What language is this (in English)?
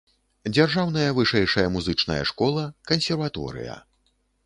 Belarusian